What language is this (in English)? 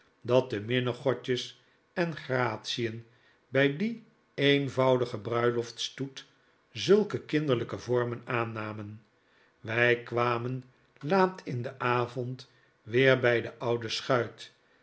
Dutch